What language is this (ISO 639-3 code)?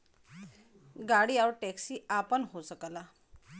bho